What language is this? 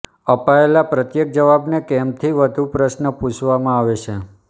Gujarati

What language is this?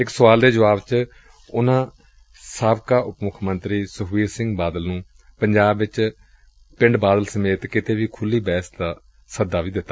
Punjabi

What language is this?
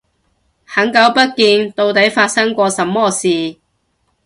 Cantonese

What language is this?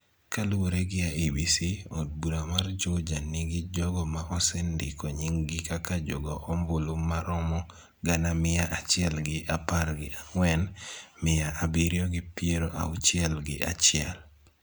Luo (Kenya and Tanzania)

